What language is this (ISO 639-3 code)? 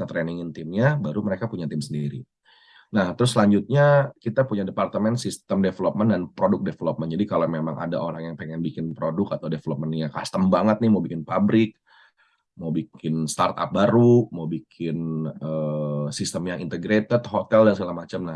ind